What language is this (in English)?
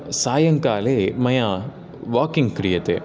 Sanskrit